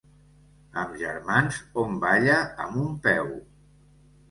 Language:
Catalan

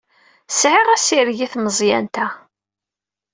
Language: Kabyle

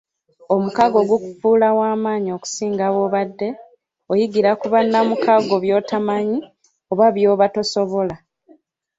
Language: Ganda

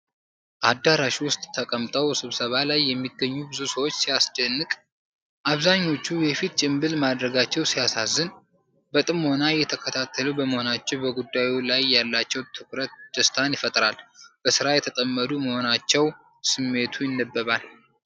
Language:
Amharic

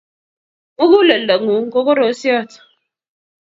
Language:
Kalenjin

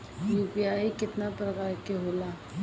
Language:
Bhojpuri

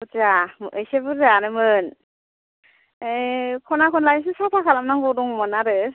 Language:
Bodo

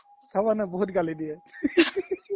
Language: Assamese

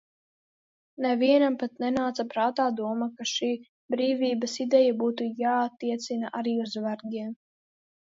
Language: Latvian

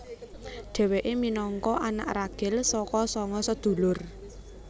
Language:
Javanese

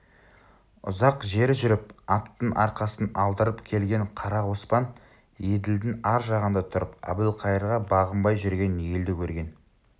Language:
Kazakh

